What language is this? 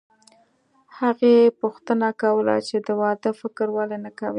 Pashto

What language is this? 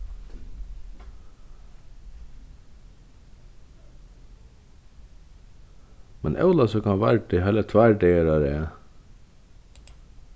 Faroese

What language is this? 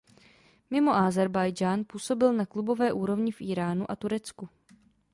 Czech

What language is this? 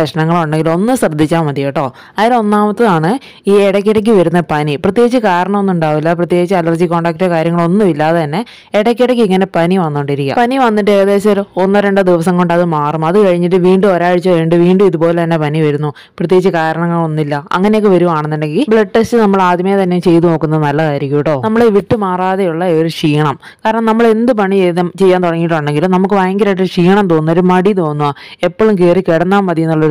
Malayalam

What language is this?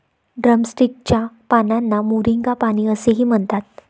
Marathi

